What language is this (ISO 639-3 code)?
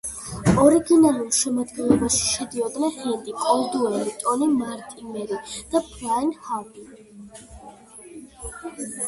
kat